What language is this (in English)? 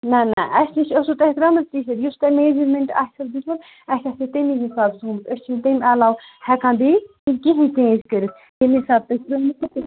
Kashmiri